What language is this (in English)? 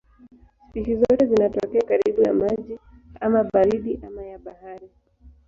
Swahili